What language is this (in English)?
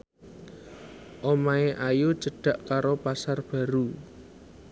Javanese